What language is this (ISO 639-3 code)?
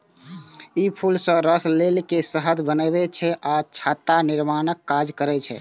mai